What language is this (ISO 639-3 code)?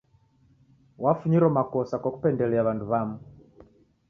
dav